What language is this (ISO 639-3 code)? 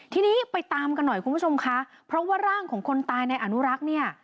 tha